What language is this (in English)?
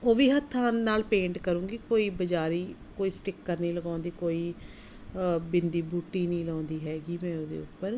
Punjabi